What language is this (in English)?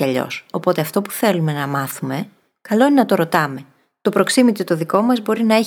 Greek